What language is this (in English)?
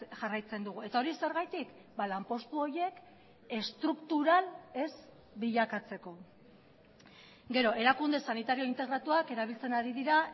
Basque